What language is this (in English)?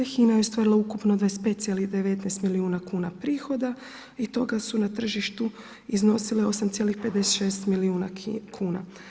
Croatian